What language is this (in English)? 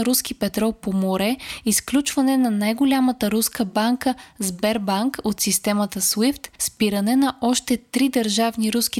Bulgarian